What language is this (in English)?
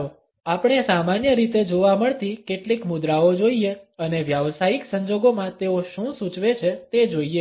Gujarati